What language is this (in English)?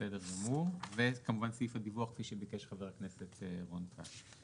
Hebrew